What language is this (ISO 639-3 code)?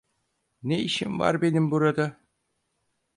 tur